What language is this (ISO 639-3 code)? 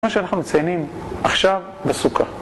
heb